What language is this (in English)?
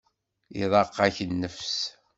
Kabyle